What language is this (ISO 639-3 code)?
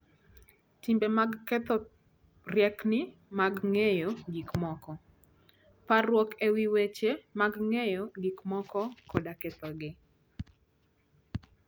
luo